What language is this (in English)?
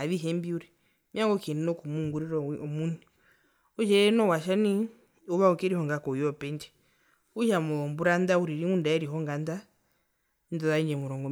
Herero